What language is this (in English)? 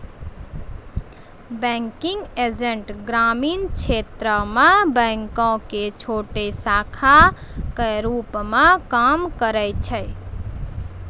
Maithili